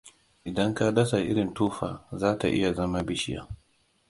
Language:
Hausa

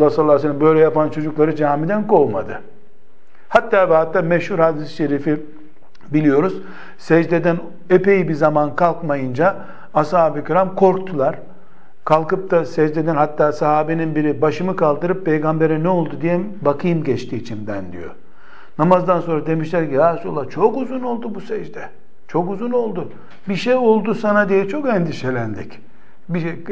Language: Turkish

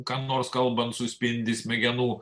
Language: Lithuanian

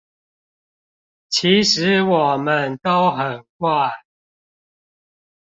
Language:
Chinese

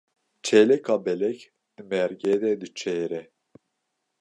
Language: Kurdish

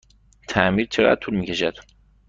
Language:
Persian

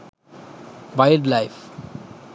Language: Sinhala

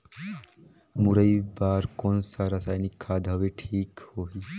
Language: Chhattisgarhi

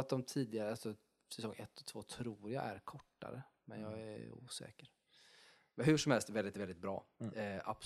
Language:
Swedish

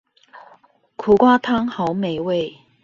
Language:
Chinese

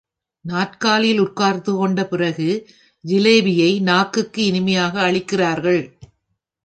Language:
Tamil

